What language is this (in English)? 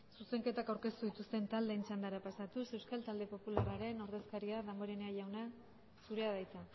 Basque